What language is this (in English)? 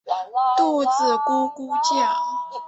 Chinese